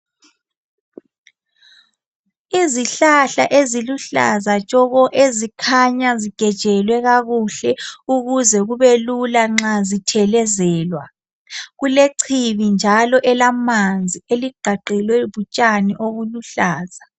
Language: North Ndebele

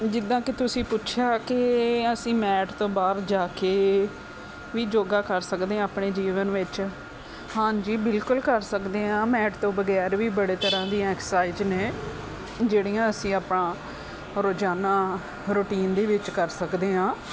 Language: Punjabi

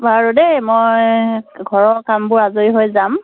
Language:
Assamese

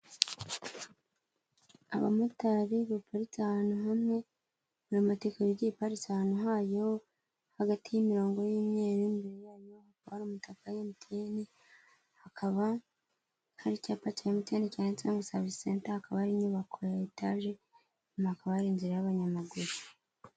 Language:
Kinyarwanda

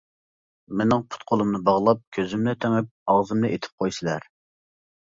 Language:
Uyghur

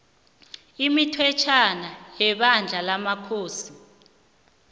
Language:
South Ndebele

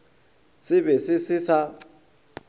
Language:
Northern Sotho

